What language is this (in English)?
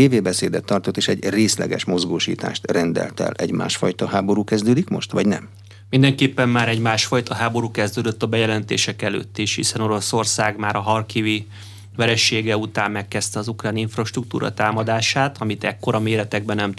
Hungarian